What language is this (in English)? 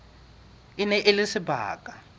Southern Sotho